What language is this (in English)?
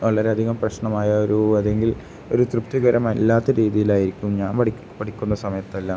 Malayalam